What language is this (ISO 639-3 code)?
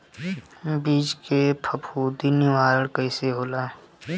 bho